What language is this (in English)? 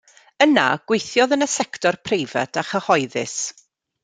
Welsh